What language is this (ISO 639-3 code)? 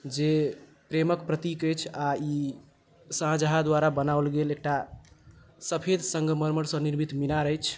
mai